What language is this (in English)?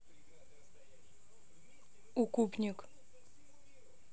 Russian